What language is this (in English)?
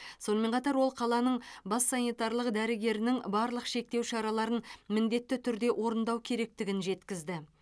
Kazakh